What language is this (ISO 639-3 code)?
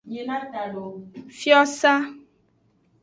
ajg